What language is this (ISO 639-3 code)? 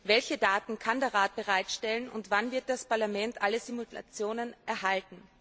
deu